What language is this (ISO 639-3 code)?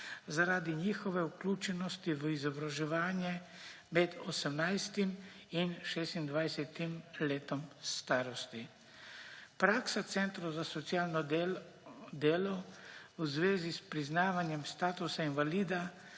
slv